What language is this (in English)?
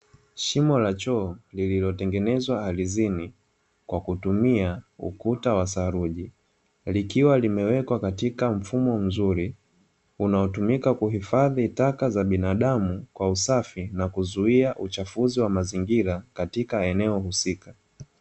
Swahili